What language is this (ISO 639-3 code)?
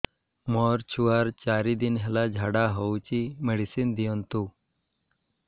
ori